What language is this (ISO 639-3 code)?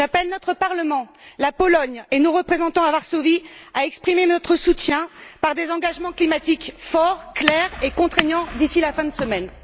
fra